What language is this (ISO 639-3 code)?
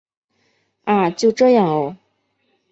zho